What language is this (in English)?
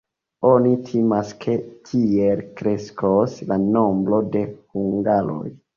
Esperanto